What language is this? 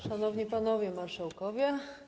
Polish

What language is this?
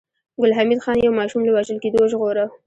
Pashto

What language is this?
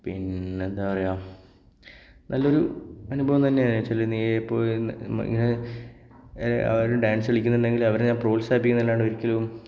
Malayalam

